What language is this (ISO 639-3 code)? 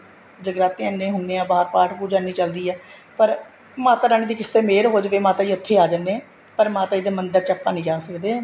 pan